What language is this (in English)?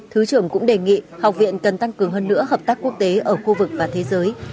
Vietnamese